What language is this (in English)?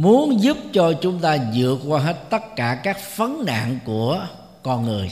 Vietnamese